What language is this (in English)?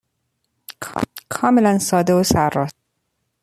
Persian